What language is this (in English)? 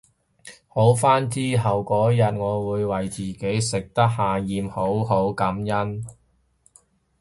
Cantonese